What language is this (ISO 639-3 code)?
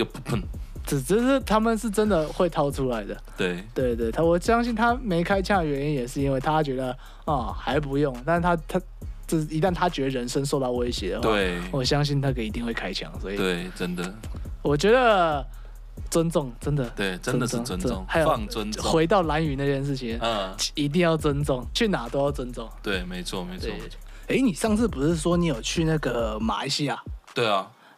zho